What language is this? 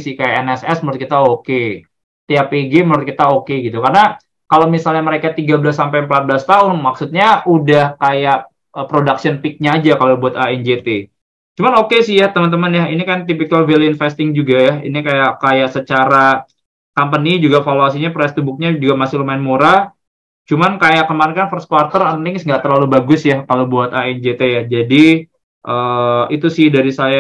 Indonesian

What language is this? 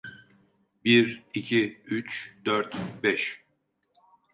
Turkish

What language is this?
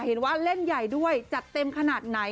Thai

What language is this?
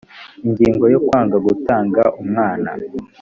Kinyarwanda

